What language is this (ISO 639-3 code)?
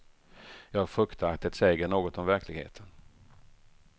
swe